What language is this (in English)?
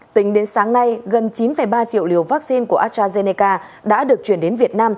Vietnamese